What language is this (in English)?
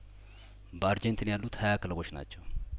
Amharic